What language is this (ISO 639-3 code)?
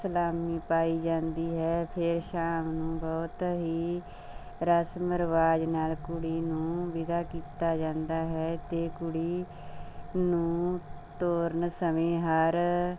pan